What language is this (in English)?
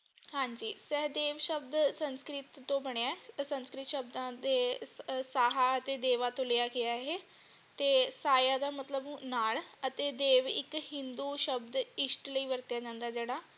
Punjabi